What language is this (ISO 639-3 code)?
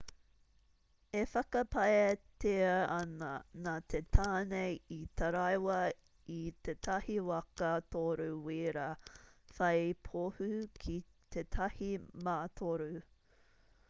mri